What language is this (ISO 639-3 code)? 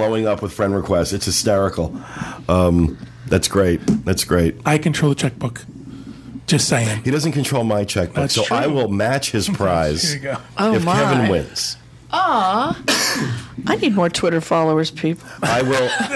eng